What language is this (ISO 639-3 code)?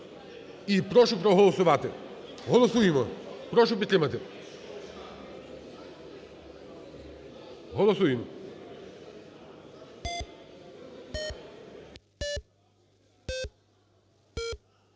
ukr